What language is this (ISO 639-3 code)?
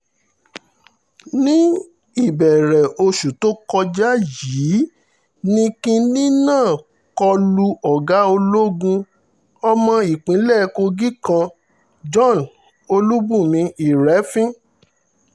yor